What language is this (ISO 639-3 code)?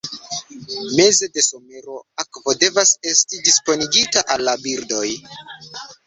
epo